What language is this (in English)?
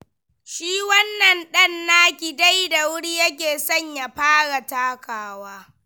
Hausa